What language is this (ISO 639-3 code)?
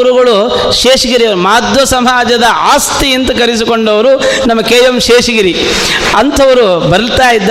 kan